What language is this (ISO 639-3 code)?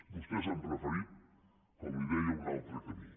cat